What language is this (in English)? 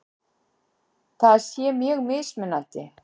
Icelandic